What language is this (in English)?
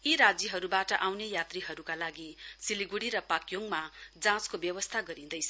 Nepali